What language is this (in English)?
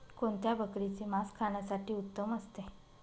Marathi